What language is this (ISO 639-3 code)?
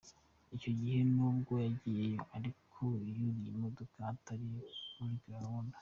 kin